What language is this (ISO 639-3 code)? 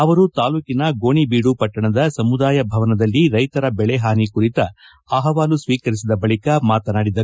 kan